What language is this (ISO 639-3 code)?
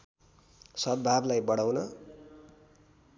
nep